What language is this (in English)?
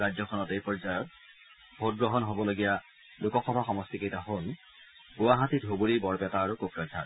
Assamese